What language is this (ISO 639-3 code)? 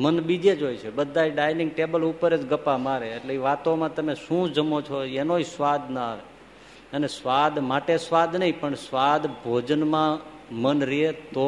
guj